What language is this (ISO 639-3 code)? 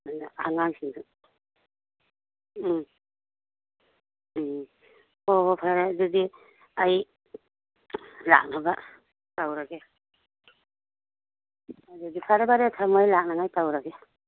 mni